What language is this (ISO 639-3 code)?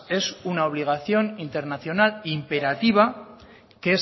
spa